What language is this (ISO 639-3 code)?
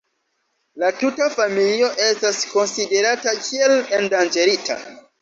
epo